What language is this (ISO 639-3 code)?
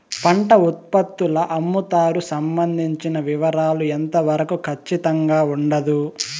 tel